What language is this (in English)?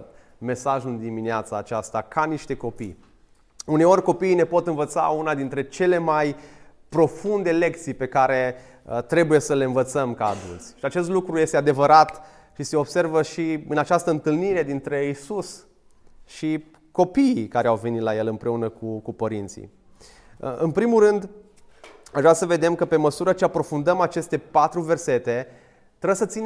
Romanian